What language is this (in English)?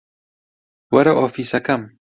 Central Kurdish